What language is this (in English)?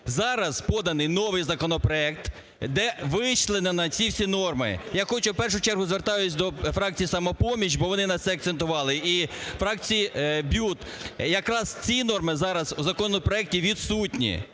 Ukrainian